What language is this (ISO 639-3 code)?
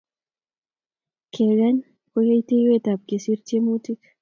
kln